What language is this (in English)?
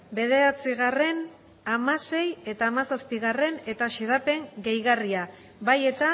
Basque